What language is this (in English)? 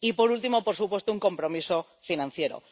Spanish